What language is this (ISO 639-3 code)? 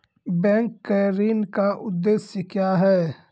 mai